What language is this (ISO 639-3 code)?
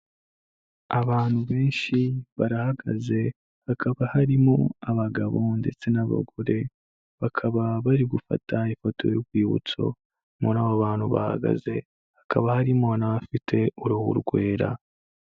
kin